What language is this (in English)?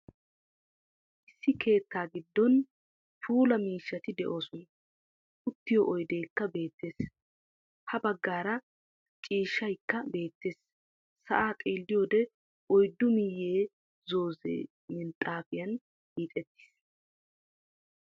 Wolaytta